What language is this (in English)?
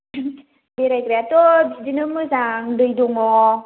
Bodo